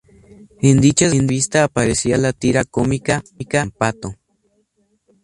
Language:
Spanish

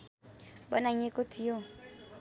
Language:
Nepali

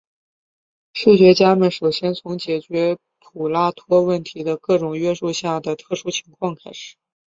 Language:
Chinese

